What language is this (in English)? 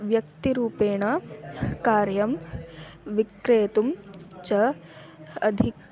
Sanskrit